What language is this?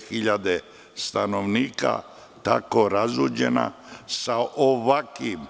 Serbian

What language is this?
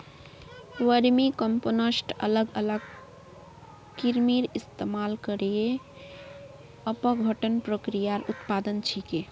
Magahi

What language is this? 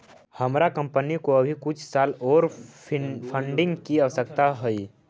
Magahi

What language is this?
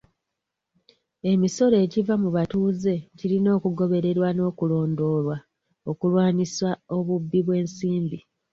Ganda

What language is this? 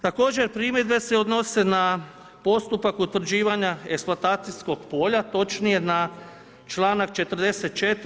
Croatian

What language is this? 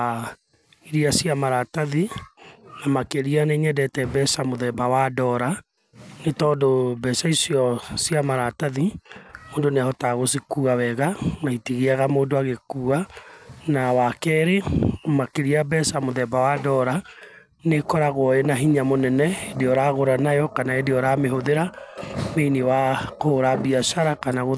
Kikuyu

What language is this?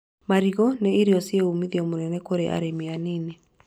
Kikuyu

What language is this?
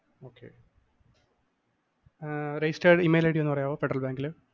Malayalam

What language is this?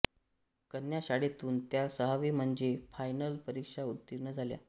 Marathi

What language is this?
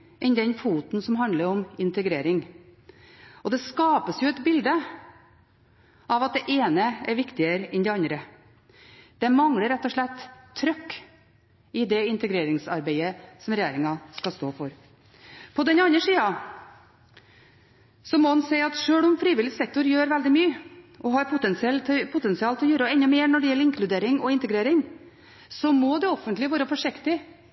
Norwegian Bokmål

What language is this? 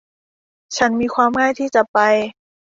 Thai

